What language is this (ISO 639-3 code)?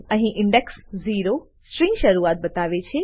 guj